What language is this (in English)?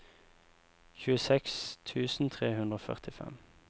Norwegian